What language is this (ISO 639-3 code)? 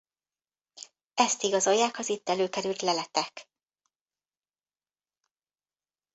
hun